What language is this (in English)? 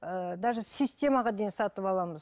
Kazakh